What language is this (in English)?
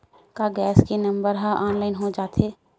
Chhattisgarhi